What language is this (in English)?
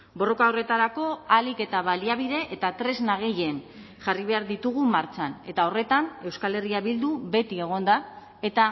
Basque